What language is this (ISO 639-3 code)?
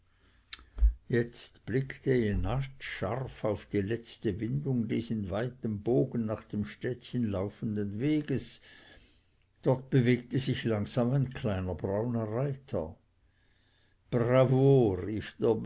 deu